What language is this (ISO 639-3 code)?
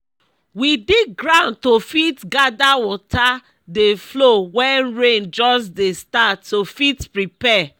pcm